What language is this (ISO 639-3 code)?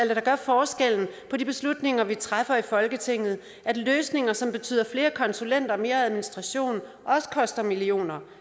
dan